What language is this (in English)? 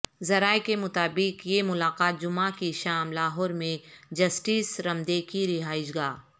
Urdu